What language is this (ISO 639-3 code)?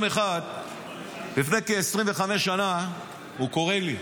heb